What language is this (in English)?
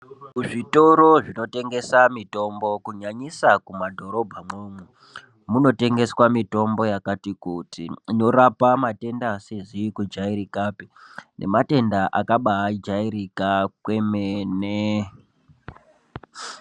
Ndau